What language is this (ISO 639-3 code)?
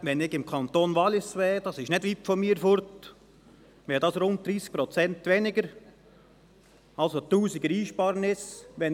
gsw